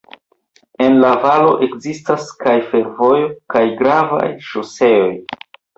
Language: Esperanto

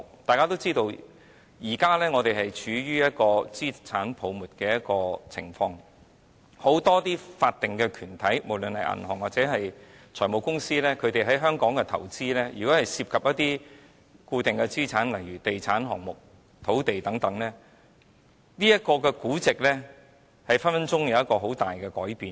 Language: Cantonese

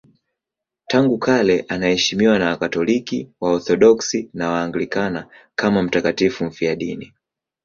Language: Swahili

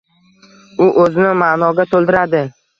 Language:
Uzbek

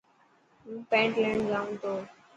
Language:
Dhatki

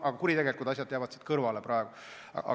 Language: Estonian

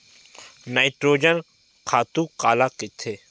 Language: Chhattisgarhi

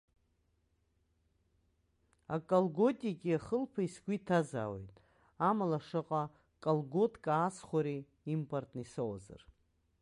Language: Abkhazian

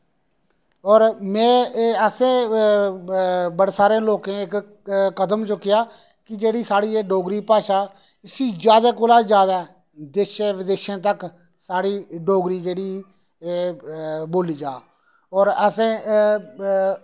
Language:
Dogri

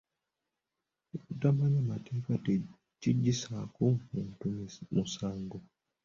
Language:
Ganda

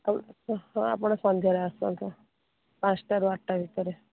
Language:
Odia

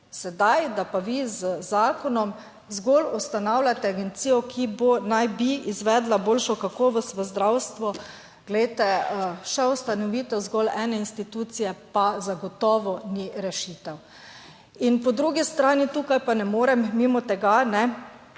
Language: Slovenian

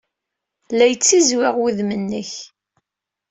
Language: Kabyle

